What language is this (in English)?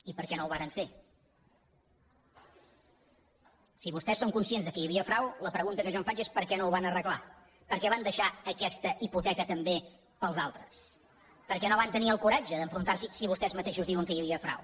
Catalan